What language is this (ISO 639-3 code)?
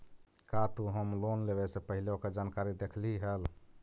mag